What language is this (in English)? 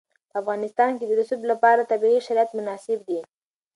Pashto